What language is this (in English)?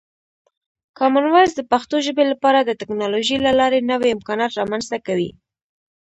Pashto